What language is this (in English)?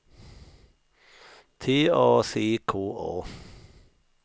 Swedish